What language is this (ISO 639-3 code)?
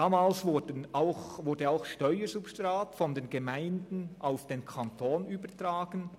gsw